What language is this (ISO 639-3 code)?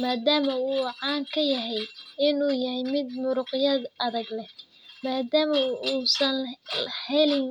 som